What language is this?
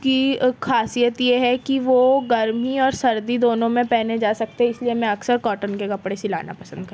Urdu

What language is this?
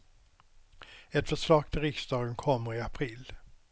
Swedish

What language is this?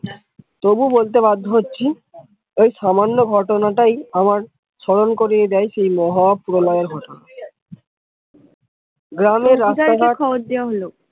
Bangla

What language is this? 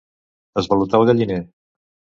Catalan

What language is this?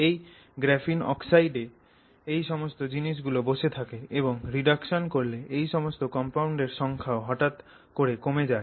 Bangla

